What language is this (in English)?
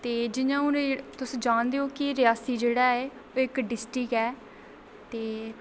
Dogri